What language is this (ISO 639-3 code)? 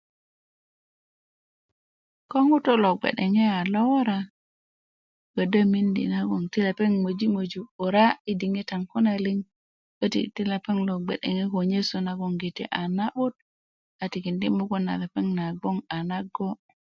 ukv